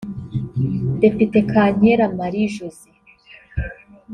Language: Kinyarwanda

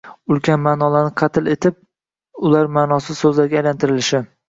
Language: Uzbek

